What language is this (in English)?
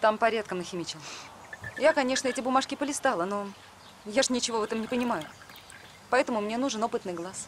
Russian